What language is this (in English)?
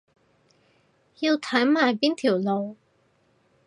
Cantonese